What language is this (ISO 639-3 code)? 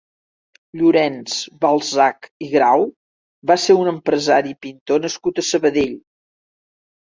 cat